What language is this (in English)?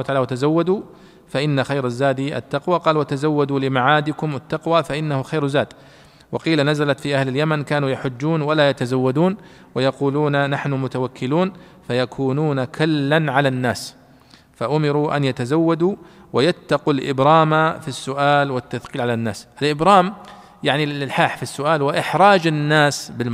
Arabic